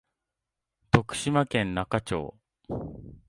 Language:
Japanese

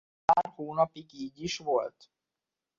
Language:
Hungarian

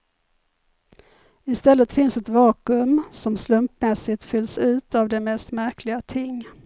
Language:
Swedish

